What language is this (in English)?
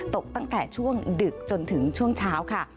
Thai